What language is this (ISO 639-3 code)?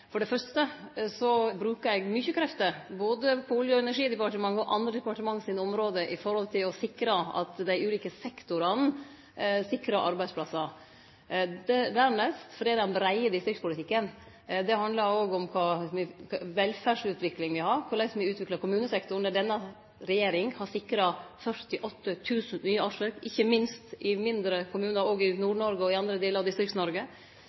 nno